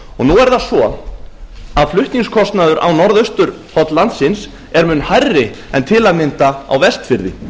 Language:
Icelandic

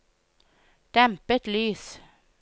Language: Norwegian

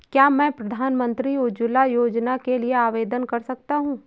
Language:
Hindi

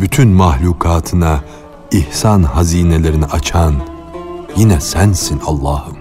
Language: Turkish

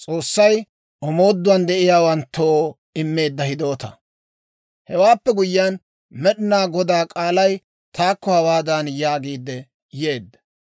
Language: Dawro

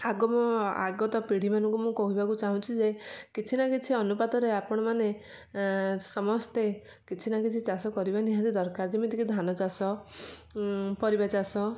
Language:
Odia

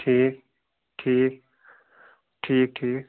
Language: Kashmiri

